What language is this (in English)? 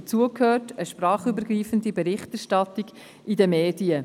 Swiss German